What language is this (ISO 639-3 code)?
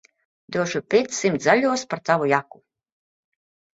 lav